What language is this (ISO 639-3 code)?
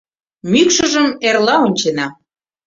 chm